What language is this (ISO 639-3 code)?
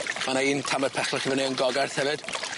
cym